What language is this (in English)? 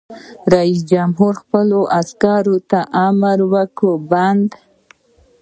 Pashto